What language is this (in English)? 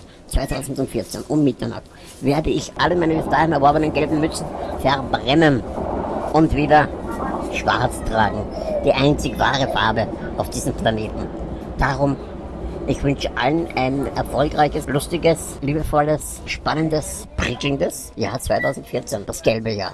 German